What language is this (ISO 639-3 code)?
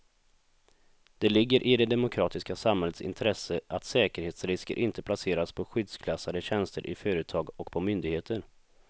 swe